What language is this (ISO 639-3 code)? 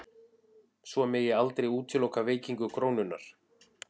isl